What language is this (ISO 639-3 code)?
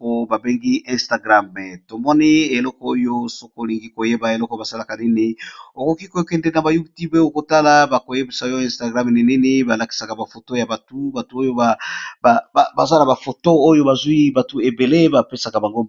lin